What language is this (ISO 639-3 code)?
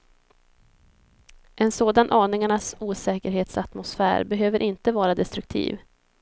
swe